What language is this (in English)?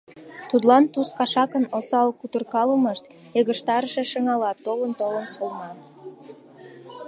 Mari